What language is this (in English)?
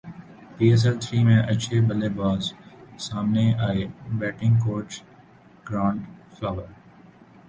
Urdu